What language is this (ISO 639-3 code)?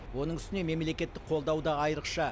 kaz